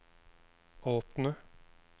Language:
Norwegian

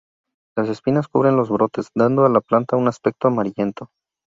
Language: Spanish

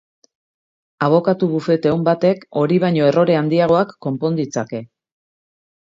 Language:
Basque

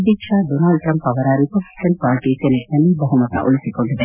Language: Kannada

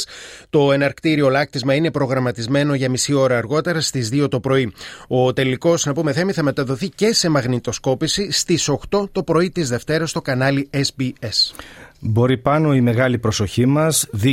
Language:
Greek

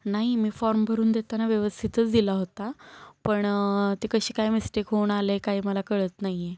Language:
Marathi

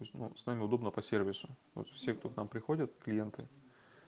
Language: Russian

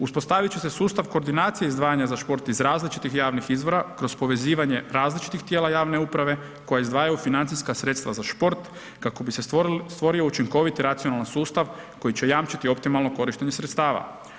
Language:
Croatian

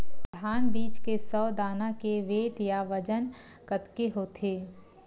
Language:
Chhattisgarhi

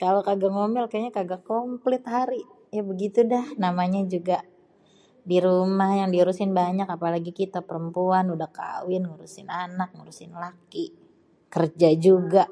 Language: Betawi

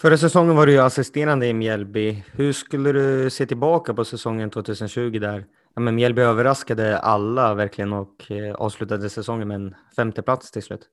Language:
Swedish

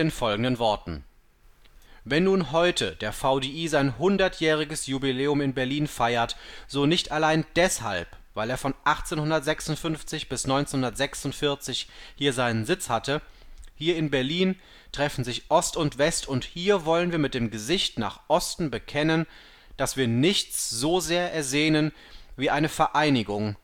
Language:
German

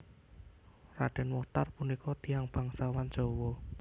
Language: Javanese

